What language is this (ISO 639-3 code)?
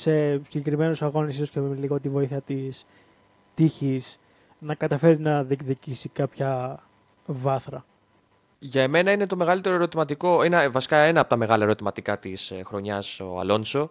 ell